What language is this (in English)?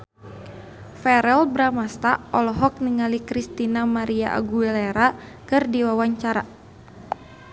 Sundanese